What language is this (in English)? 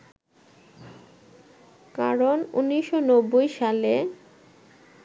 Bangla